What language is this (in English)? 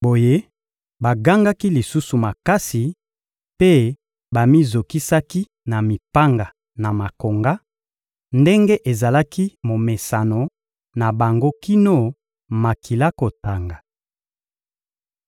Lingala